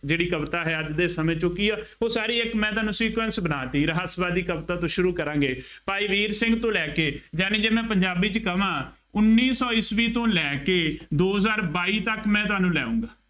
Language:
Punjabi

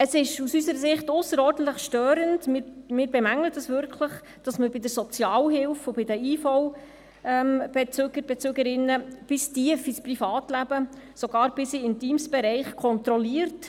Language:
Swiss German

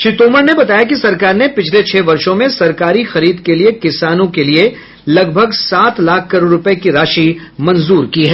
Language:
Hindi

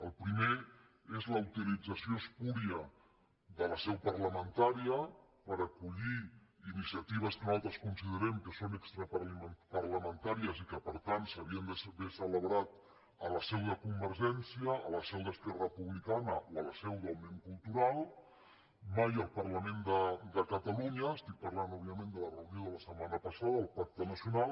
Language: Catalan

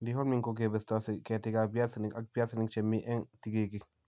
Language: Kalenjin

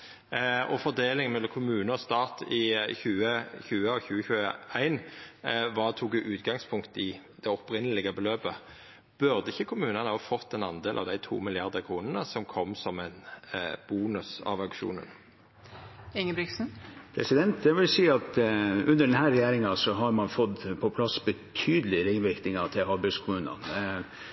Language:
Norwegian Nynorsk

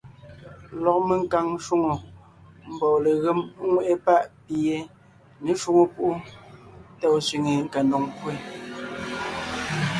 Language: Ngiemboon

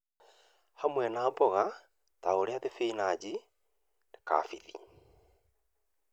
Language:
Kikuyu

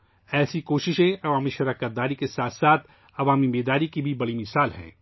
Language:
Urdu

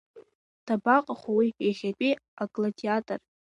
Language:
Abkhazian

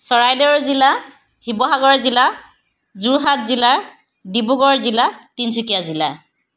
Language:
Assamese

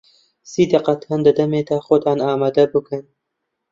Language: Central Kurdish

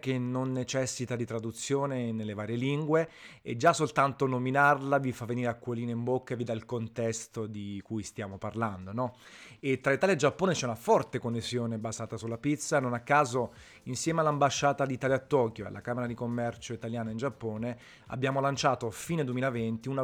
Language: Italian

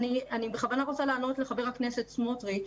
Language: Hebrew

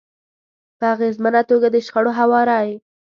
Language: Pashto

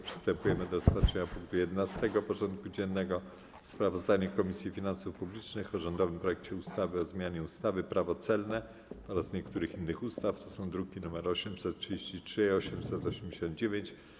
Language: Polish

